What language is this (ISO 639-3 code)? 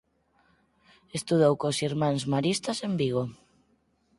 glg